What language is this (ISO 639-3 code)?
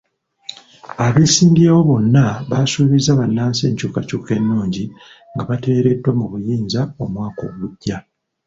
lug